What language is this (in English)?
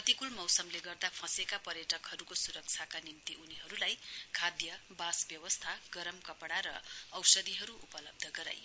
Nepali